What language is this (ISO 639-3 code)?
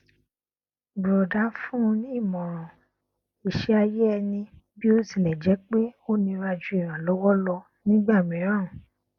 yor